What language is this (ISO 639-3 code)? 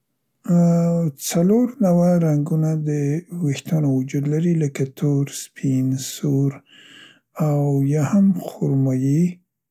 pst